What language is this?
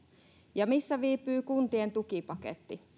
Finnish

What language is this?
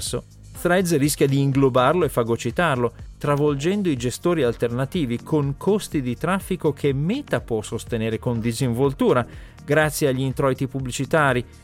Italian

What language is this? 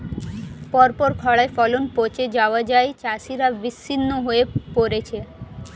Bangla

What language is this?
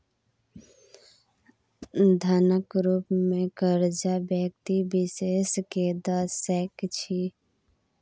Maithili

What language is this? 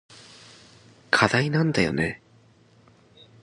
Japanese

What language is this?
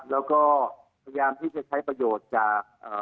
Thai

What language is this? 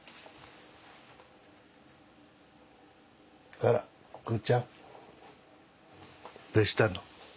Japanese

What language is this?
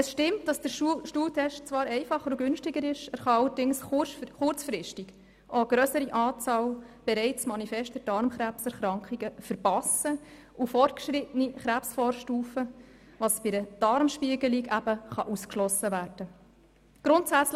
Swiss German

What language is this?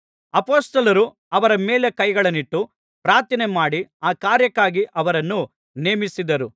Kannada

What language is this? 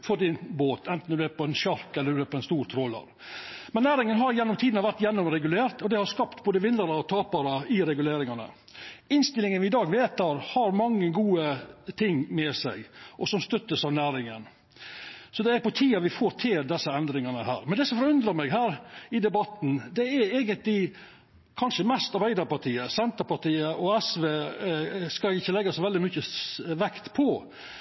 Norwegian Nynorsk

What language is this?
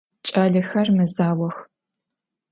Adyghe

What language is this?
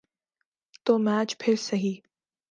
Urdu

